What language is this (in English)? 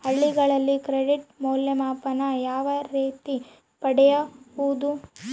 Kannada